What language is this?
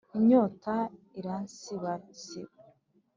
Kinyarwanda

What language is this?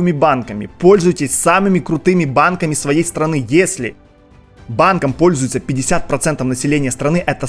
Russian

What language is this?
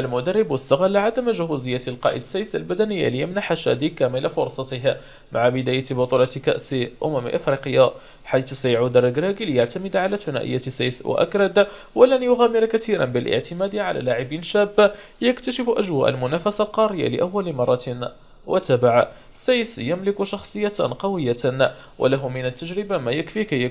Arabic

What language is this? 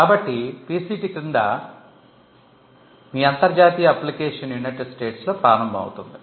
Telugu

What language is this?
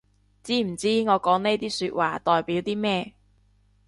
Cantonese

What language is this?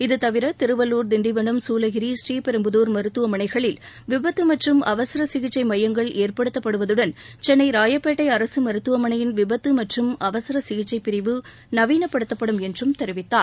Tamil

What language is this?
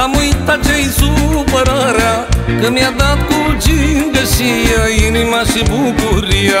Romanian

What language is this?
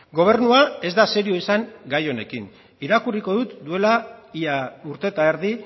Basque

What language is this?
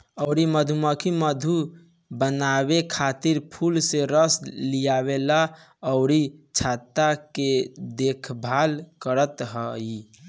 Bhojpuri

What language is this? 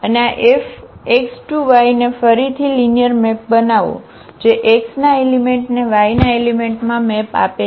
Gujarati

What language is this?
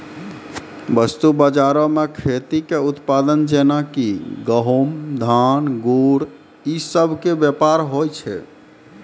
Maithili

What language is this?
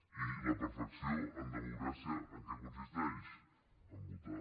Catalan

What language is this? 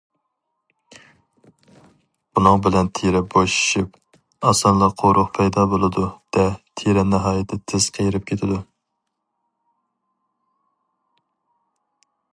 Uyghur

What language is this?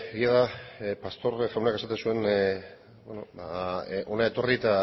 Basque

